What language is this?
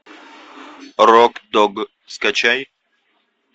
Russian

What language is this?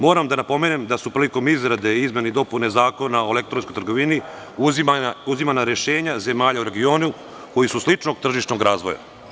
Serbian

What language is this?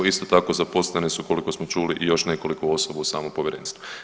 Croatian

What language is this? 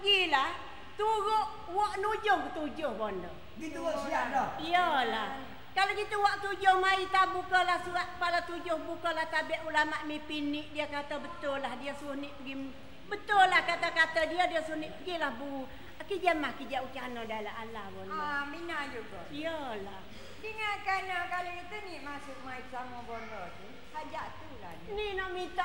Malay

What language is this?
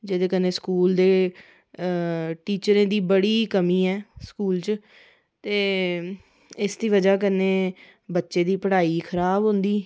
Dogri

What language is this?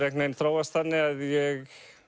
Icelandic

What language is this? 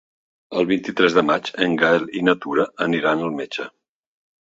Catalan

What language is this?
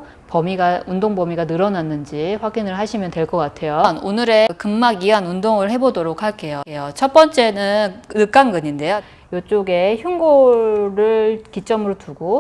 Korean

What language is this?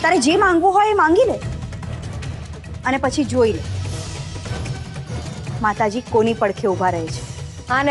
Gujarati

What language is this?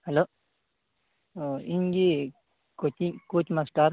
Santali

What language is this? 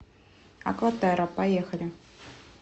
Russian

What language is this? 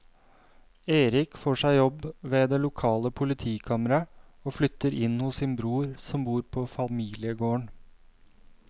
Norwegian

